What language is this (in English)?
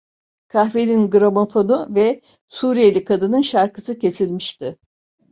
Turkish